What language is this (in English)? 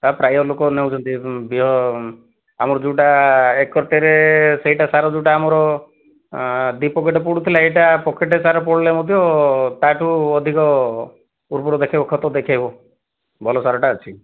Odia